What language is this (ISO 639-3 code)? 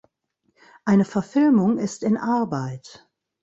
deu